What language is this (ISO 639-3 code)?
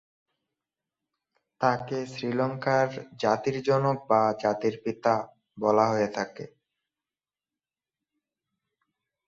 ben